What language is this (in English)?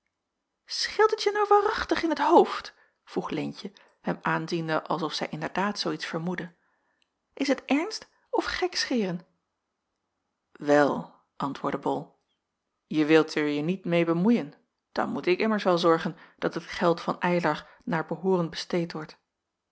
Dutch